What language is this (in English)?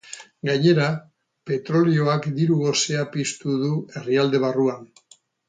Basque